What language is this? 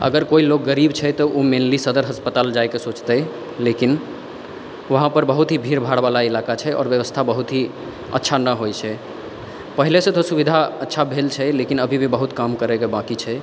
Maithili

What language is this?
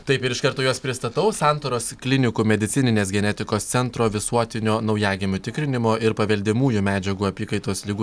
Lithuanian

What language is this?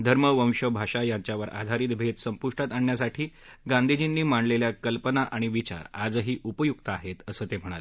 Marathi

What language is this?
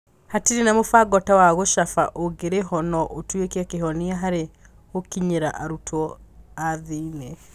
Kikuyu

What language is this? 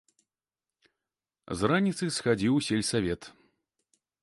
Belarusian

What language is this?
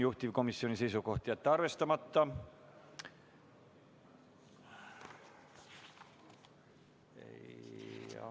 Estonian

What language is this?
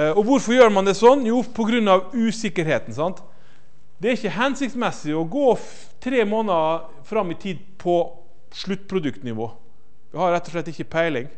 Norwegian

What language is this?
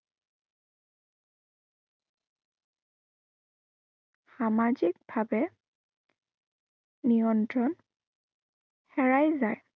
Assamese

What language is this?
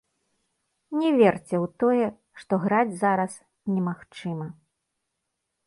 Belarusian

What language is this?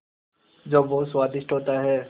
Hindi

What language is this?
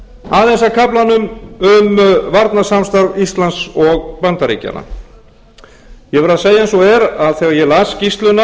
Icelandic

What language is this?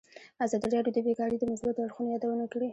Pashto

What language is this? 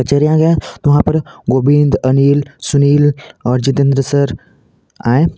Hindi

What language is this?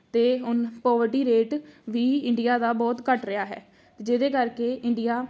Punjabi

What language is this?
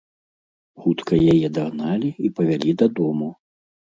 Belarusian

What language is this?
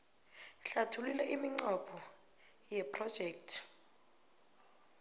South Ndebele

